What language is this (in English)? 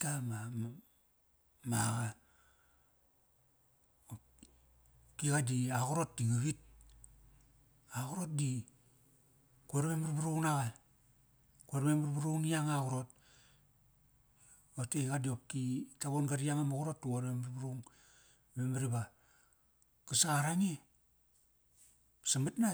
Kairak